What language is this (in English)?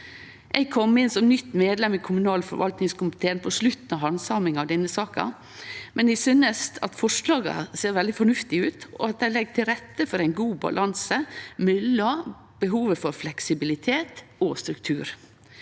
Norwegian